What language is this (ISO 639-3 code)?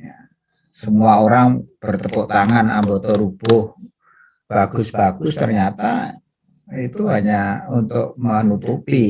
ind